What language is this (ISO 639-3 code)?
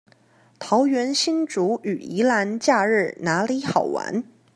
zho